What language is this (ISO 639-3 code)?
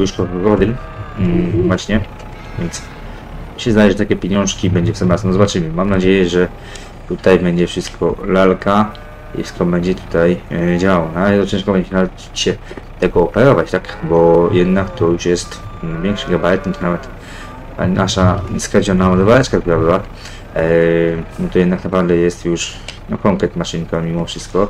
pol